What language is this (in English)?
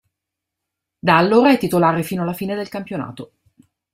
Italian